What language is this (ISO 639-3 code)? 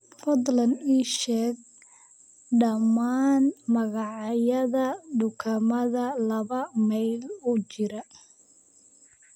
som